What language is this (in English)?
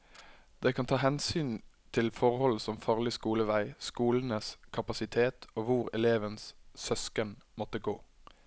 Norwegian